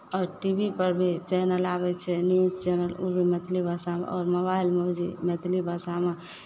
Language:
Maithili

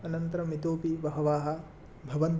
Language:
Sanskrit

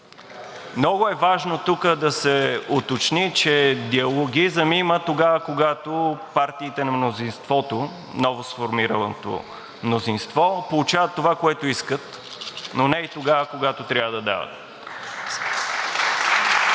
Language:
Bulgarian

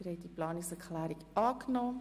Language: Swiss German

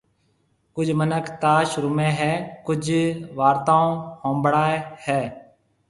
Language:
Marwari (Pakistan)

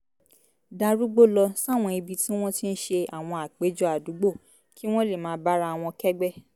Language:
Yoruba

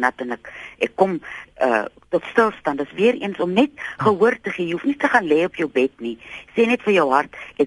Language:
Dutch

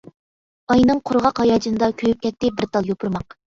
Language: Uyghur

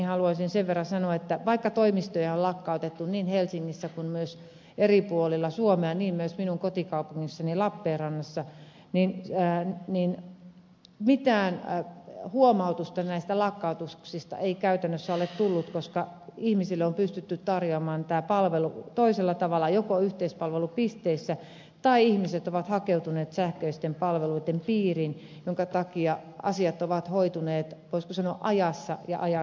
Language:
Finnish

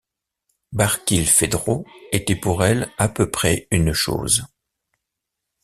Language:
French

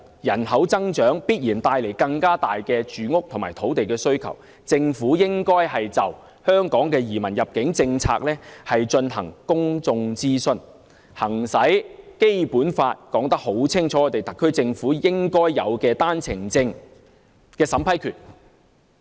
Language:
Cantonese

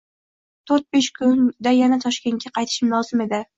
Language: Uzbek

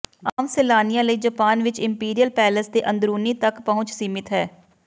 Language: Punjabi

